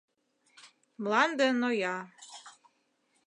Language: Mari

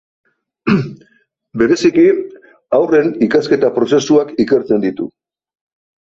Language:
Basque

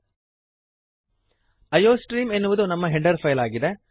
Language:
Kannada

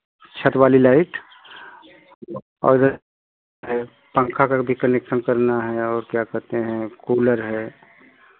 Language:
Hindi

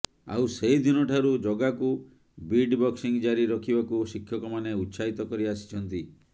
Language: Odia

